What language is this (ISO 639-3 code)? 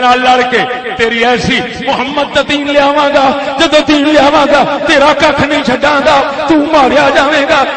urd